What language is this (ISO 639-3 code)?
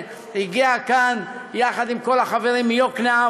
heb